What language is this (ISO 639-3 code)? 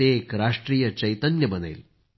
mar